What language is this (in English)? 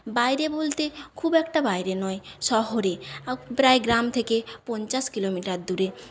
Bangla